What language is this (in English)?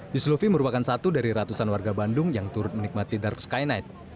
Indonesian